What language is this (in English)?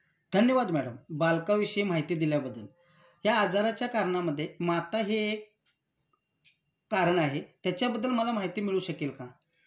Marathi